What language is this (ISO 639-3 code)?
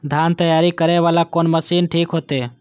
mai